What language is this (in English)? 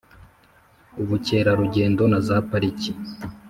Kinyarwanda